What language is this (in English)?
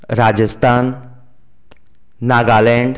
Konkani